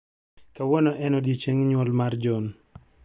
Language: Luo (Kenya and Tanzania)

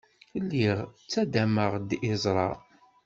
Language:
Kabyle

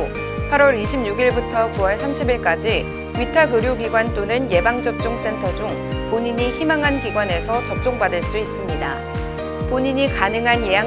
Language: Korean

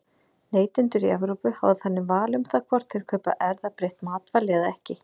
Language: Icelandic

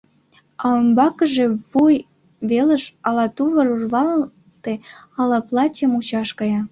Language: Mari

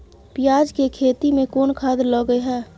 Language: Maithili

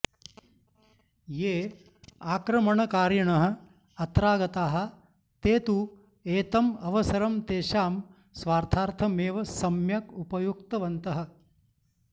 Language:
Sanskrit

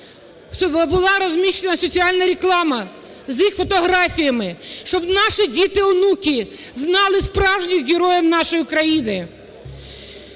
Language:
Ukrainian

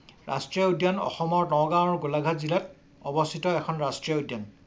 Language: Assamese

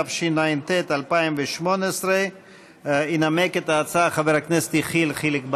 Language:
Hebrew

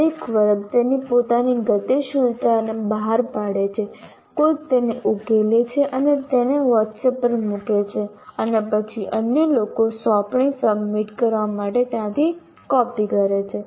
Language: Gujarati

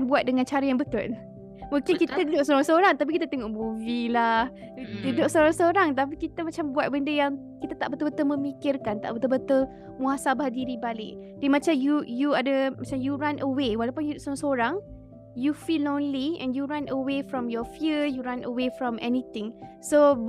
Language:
Malay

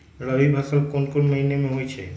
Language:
Magahi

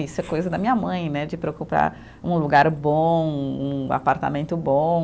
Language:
Portuguese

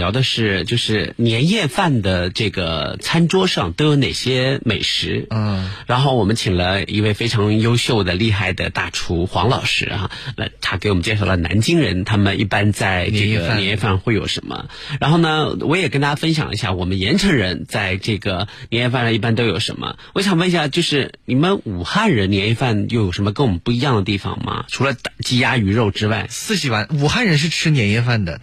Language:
Chinese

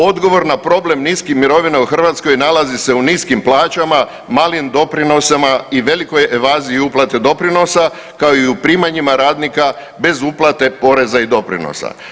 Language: Croatian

